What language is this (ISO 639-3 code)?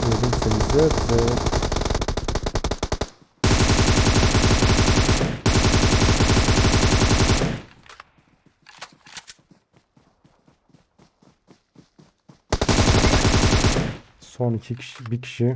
tur